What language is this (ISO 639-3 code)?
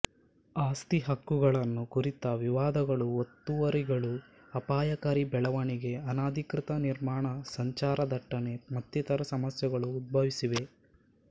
kan